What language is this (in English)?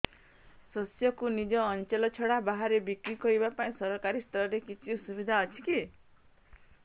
Odia